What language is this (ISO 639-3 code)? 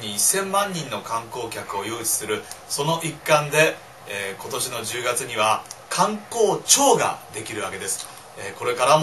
jpn